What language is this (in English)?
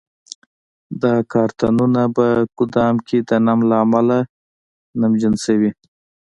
Pashto